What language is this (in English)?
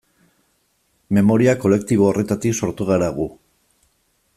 Basque